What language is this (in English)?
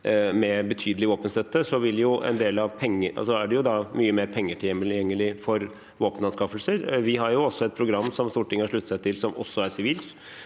Norwegian